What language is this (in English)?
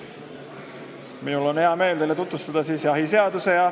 Estonian